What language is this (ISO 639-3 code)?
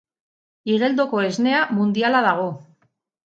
eus